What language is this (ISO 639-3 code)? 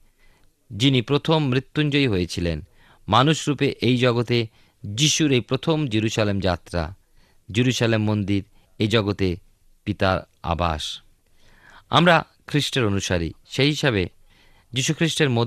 ben